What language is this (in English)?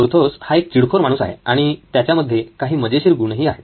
Marathi